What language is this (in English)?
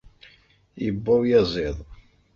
Kabyle